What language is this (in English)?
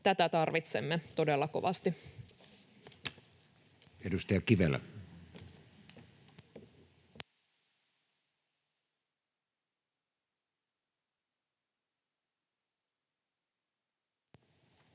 Finnish